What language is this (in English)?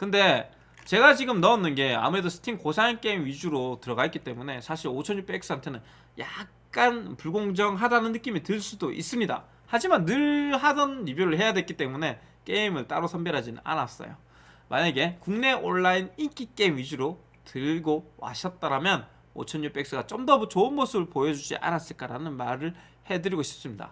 Korean